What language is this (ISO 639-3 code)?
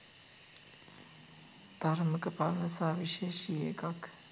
sin